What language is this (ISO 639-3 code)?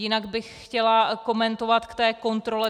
ces